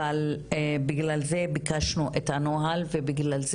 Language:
Hebrew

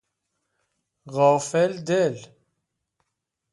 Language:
Persian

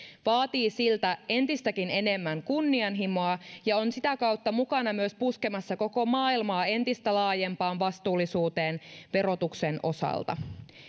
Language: Finnish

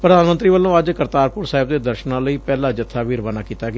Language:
Punjabi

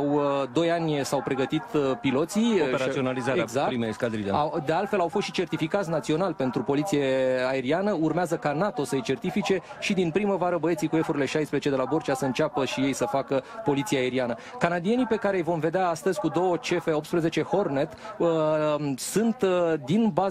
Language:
Romanian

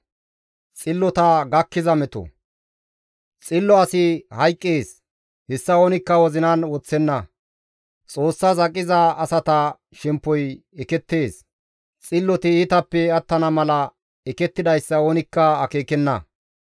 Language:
Gamo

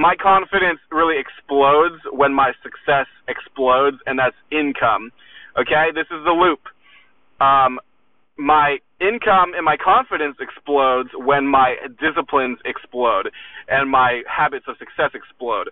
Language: English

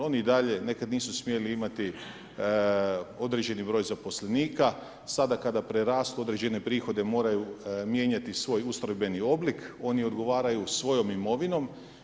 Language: Croatian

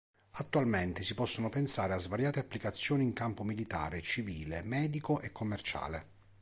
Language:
Italian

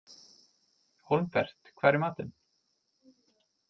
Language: Icelandic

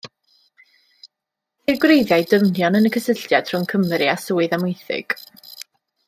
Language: Welsh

